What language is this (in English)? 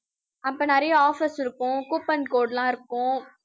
Tamil